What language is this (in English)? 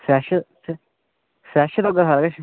Dogri